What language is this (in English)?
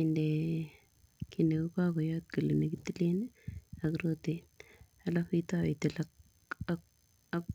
Kalenjin